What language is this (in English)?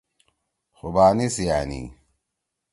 Torwali